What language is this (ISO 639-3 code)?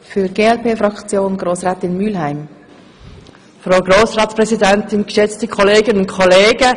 gsw